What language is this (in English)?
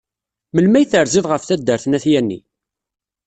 Kabyle